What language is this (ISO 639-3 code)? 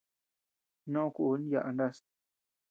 cux